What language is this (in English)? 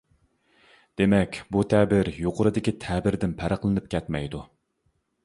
Uyghur